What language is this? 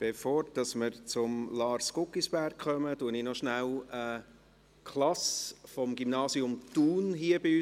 Swiss German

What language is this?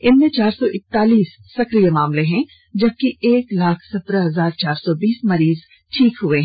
Hindi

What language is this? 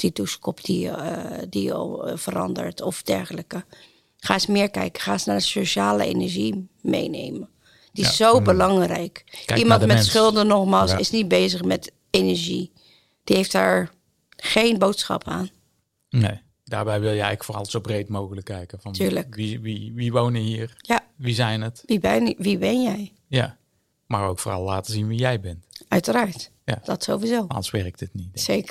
Dutch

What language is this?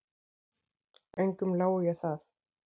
Icelandic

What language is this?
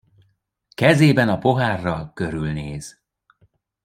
Hungarian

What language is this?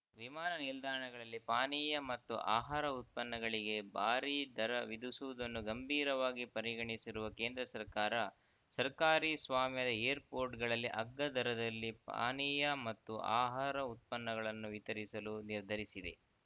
Kannada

